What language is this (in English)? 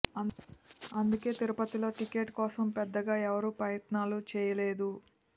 Telugu